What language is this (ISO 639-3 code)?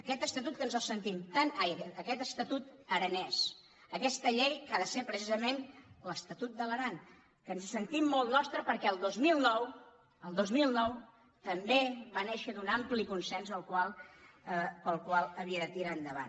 cat